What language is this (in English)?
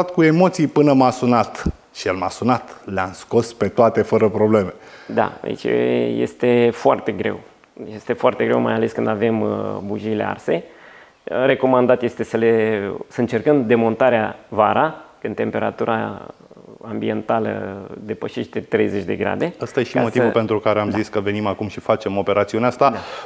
Romanian